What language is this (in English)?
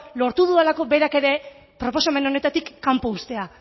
Basque